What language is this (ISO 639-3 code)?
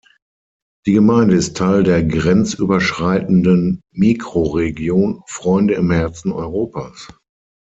deu